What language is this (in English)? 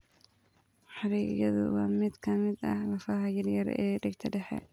Somali